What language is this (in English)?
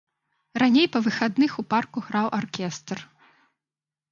Belarusian